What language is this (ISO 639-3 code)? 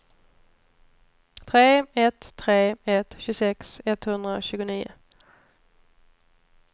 swe